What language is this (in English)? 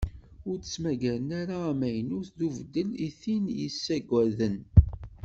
Kabyle